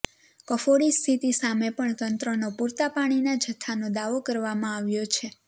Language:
Gujarati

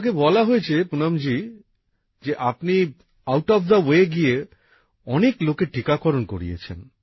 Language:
Bangla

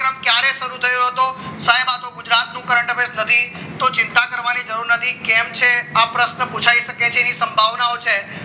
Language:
Gujarati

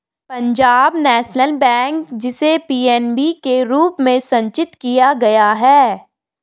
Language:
Hindi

